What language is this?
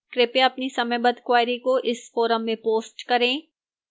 Hindi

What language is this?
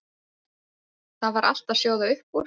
Icelandic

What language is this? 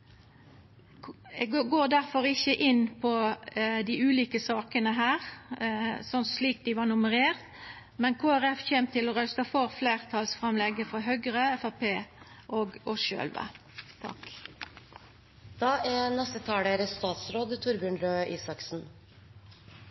Norwegian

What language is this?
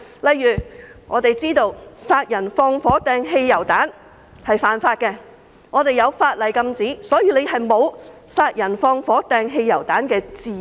Cantonese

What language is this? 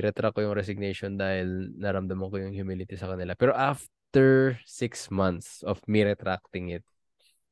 Filipino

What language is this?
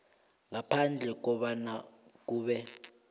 South Ndebele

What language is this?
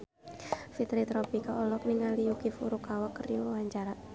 Sundanese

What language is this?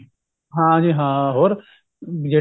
Punjabi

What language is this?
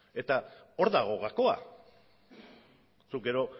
Basque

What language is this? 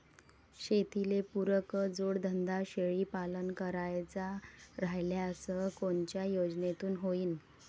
Marathi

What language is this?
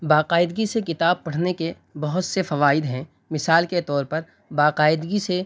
Urdu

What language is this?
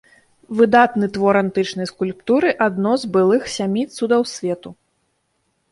Belarusian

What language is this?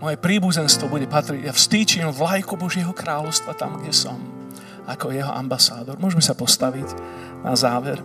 Slovak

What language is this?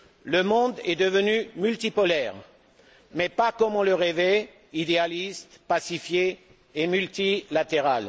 French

